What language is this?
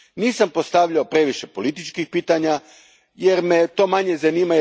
Croatian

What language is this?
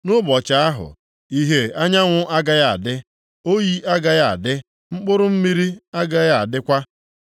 Igbo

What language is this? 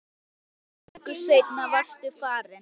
Icelandic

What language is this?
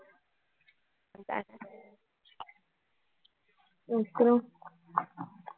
Tamil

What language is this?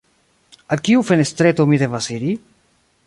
Esperanto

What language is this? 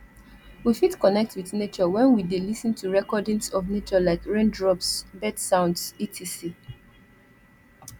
Nigerian Pidgin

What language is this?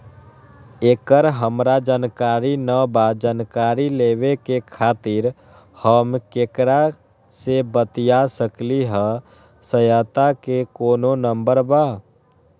Magahi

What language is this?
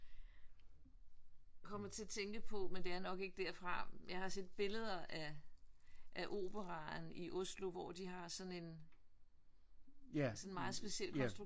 Danish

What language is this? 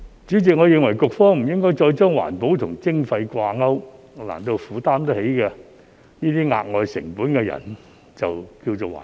Cantonese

